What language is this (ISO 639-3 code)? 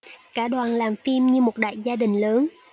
vie